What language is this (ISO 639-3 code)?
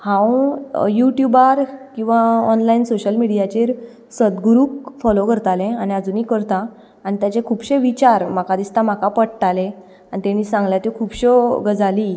kok